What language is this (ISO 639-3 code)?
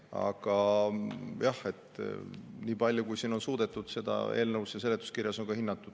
est